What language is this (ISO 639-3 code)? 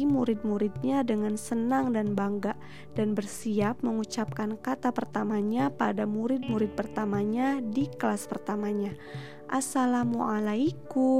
ind